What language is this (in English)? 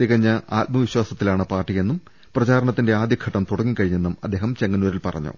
Malayalam